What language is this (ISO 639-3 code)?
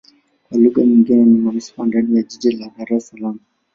swa